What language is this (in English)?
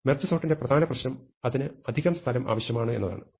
Malayalam